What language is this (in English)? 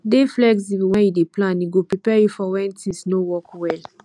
Nigerian Pidgin